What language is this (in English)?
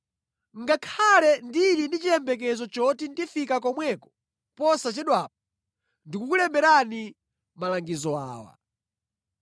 Nyanja